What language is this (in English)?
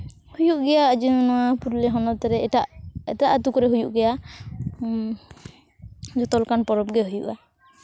Santali